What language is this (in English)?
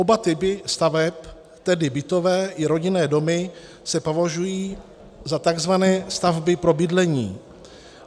Czech